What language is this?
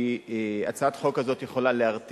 Hebrew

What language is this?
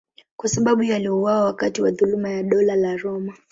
Swahili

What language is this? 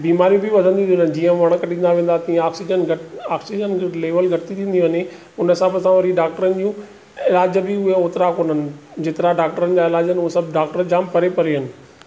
Sindhi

